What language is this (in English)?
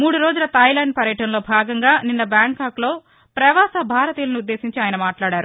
Telugu